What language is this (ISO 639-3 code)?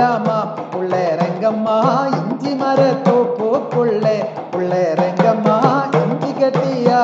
mal